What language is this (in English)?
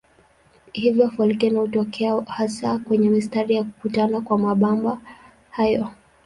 Swahili